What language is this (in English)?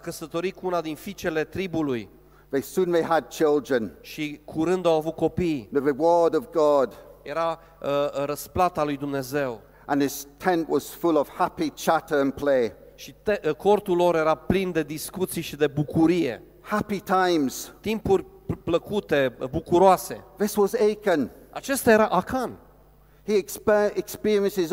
Romanian